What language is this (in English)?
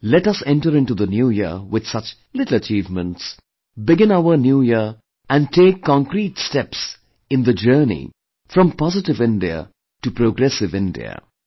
English